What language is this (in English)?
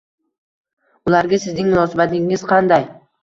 Uzbek